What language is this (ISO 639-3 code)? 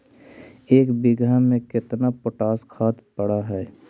mag